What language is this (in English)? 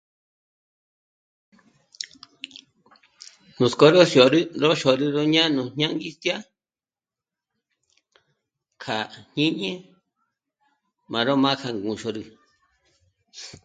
Michoacán Mazahua